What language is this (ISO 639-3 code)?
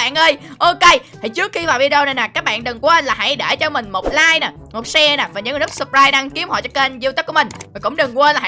vie